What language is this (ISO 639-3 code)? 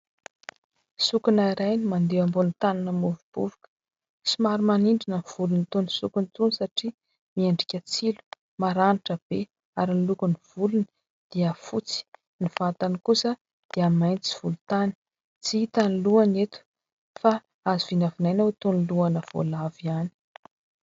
mlg